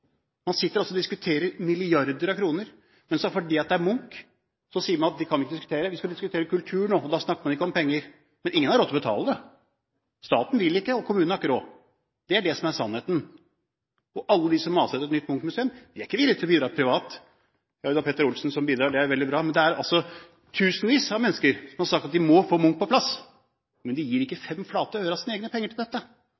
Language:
Norwegian Bokmål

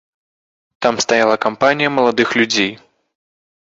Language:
Belarusian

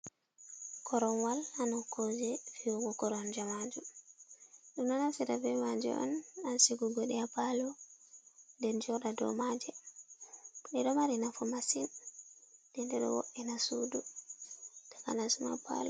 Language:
Fula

